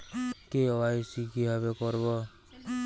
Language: Bangla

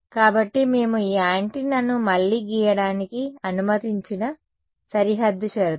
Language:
Telugu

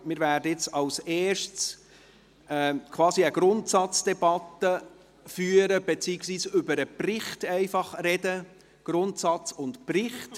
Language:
Swiss German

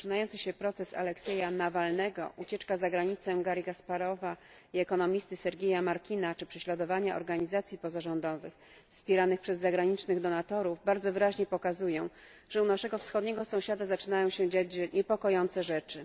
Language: Polish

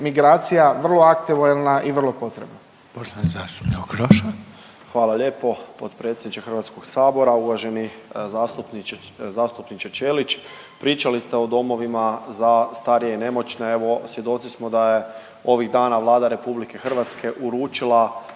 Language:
Croatian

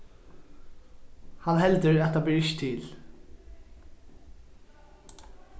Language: Faroese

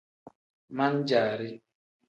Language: Tem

